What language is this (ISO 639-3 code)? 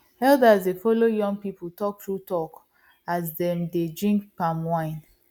pcm